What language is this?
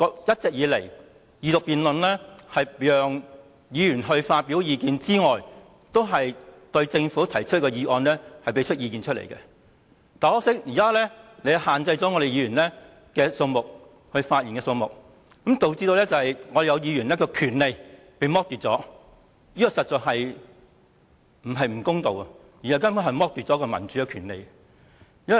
Cantonese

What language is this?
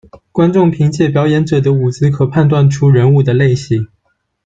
Chinese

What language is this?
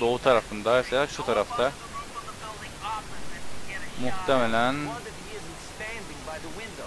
Turkish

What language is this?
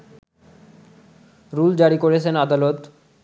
Bangla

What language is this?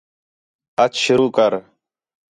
Khetrani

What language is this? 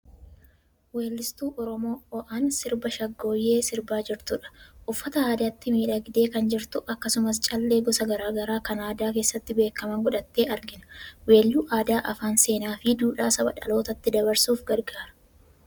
Oromo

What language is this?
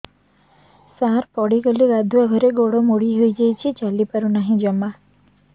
Odia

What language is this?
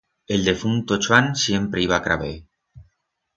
Aragonese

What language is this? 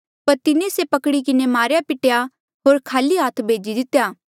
Mandeali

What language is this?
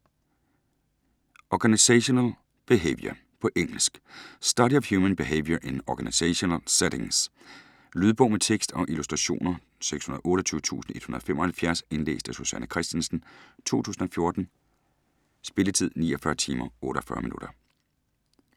Danish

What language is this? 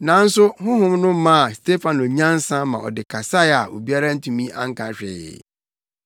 Akan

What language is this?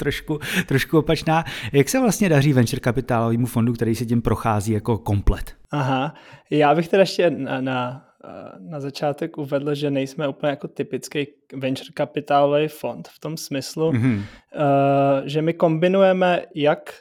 Czech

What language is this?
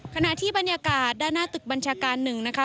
Thai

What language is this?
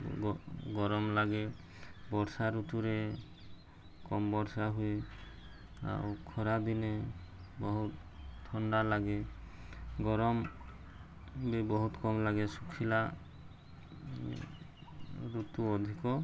Odia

